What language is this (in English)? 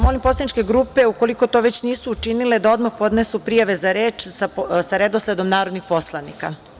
Serbian